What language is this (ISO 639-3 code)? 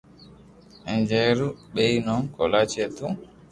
lrk